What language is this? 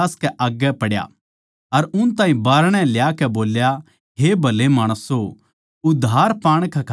Haryanvi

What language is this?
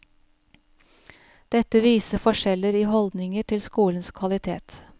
Norwegian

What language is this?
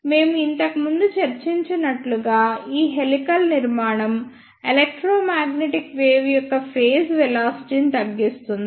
Telugu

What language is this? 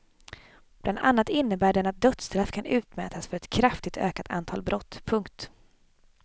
Swedish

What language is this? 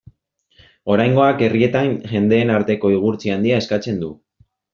Basque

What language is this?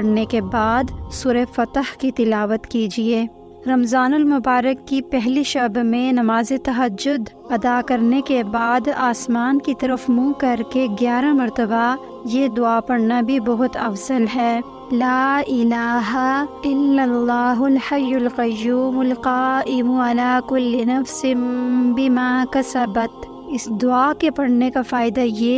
Arabic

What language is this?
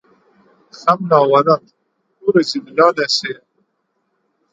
Kurdish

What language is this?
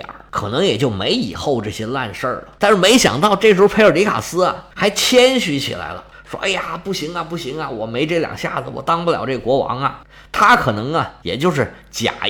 Chinese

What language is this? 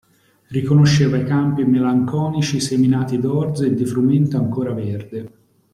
Italian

